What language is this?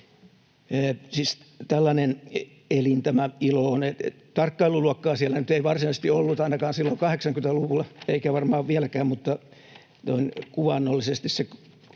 Finnish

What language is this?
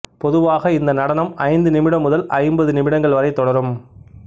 Tamil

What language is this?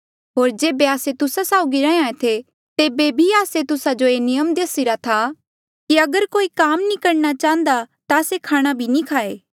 Mandeali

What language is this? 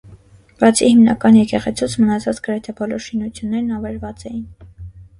Armenian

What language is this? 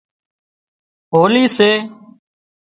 Wadiyara Koli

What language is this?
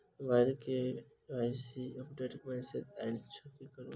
Maithili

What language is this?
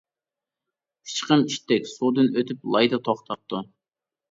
Uyghur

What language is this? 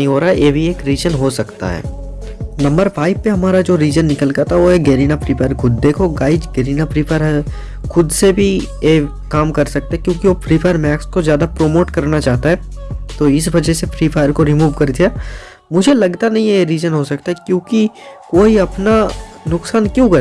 Hindi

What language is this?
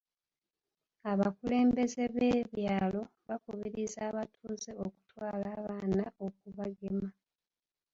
Ganda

